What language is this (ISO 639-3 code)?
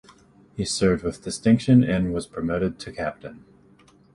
eng